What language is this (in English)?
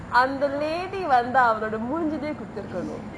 English